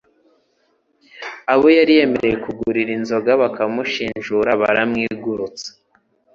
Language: Kinyarwanda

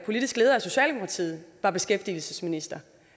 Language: Danish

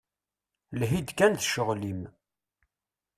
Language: Kabyle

